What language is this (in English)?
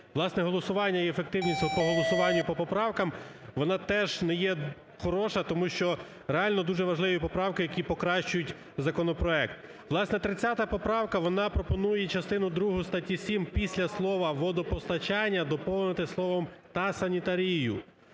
Ukrainian